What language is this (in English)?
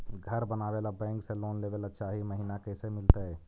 Magahi